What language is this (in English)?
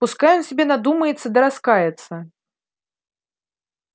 Russian